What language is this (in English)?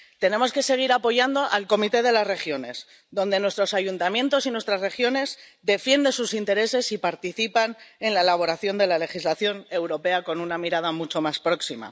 Spanish